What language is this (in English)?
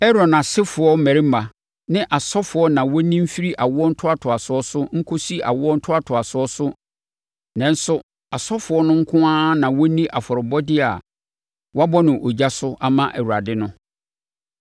Akan